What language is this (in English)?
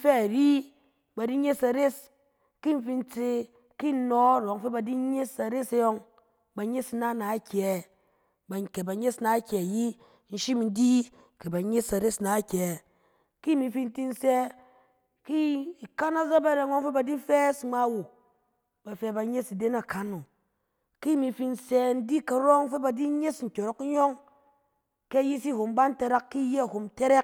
Cen